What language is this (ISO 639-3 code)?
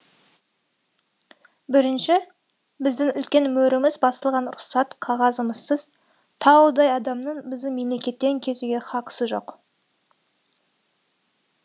kaz